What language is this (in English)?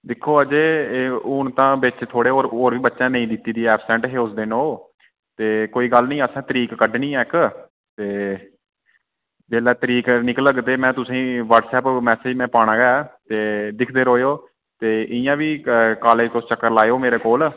Dogri